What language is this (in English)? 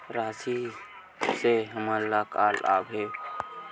Chhattisgarhi